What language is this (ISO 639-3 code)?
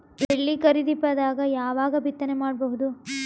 kan